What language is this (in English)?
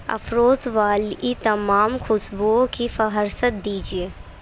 Urdu